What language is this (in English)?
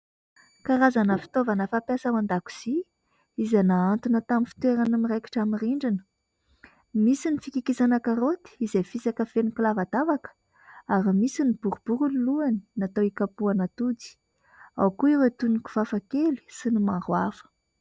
Malagasy